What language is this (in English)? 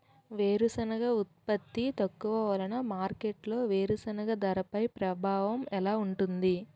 Telugu